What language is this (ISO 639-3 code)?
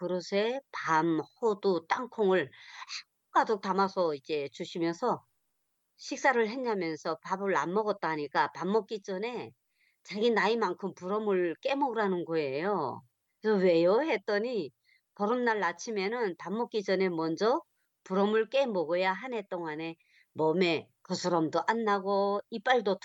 kor